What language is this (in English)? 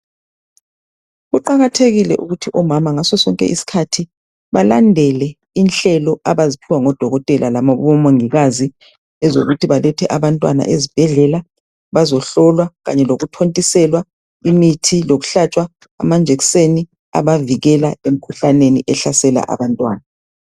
North Ndebele